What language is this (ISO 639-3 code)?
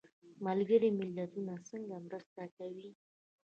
pus